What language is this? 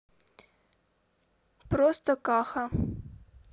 Russian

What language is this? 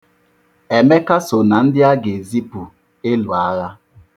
Igbo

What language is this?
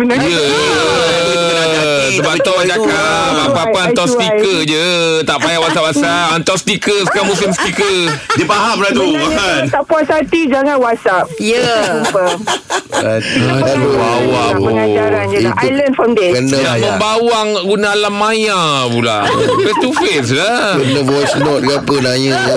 Malay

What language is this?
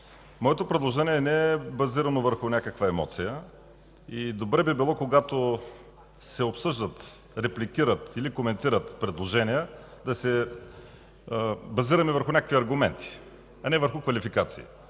Bulgarian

